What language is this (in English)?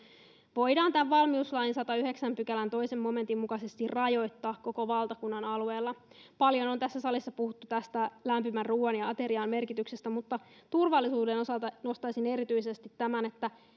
Finnish